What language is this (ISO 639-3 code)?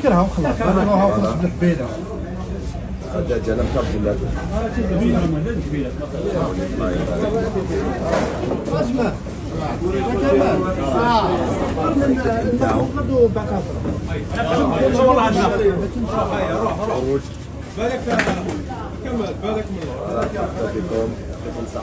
ara